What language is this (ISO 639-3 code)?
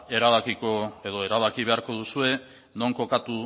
eus